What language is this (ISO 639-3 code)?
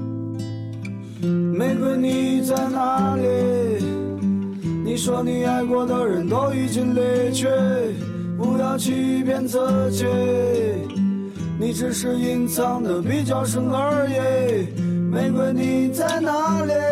zho